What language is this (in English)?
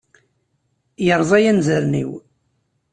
Kabyle